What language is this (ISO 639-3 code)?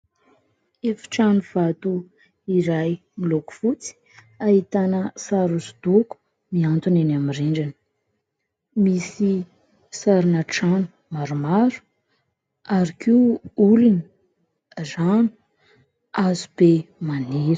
mlg